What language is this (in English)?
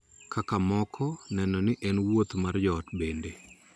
Luo (Kenya and Tanzania)